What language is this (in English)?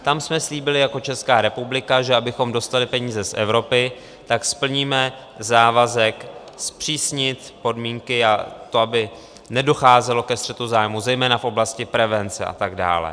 Czech